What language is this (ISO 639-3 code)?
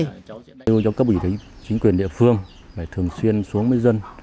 vie